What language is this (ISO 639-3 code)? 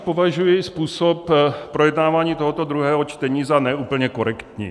ces